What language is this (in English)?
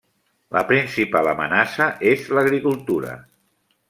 Catalan